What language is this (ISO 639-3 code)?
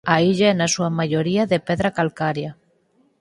glg